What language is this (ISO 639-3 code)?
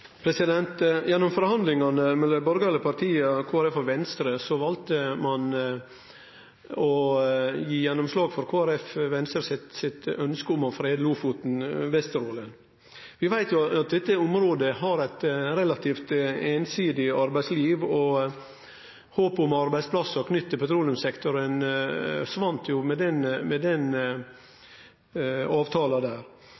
nno